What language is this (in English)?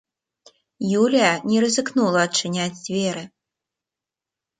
Belarusian